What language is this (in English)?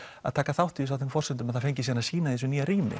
Icelandic